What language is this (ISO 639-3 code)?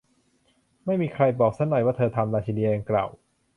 tha